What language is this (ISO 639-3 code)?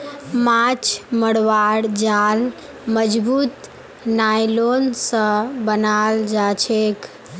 mag